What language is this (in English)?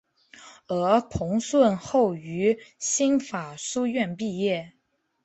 Chinese